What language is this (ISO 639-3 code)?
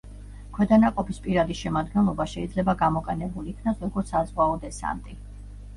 kat